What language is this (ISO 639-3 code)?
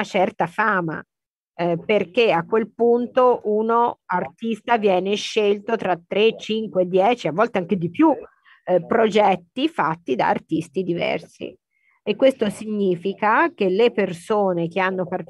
ita